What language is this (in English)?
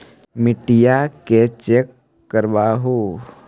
Magahi